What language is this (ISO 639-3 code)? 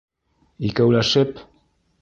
bak